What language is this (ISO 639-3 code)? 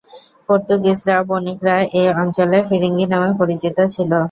ben